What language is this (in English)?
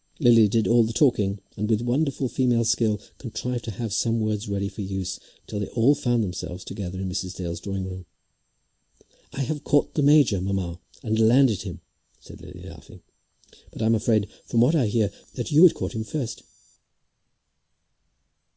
English